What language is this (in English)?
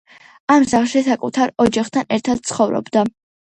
Georgian